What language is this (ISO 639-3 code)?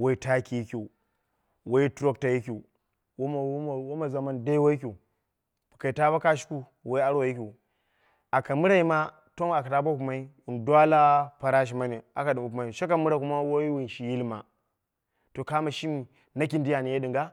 kna